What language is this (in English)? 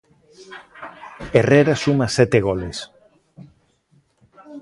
Galician